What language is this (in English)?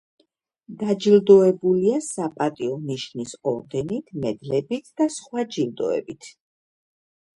Georgian